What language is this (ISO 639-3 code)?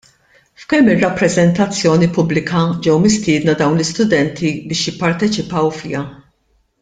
mlt